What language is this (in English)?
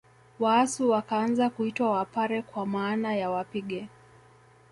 Swahili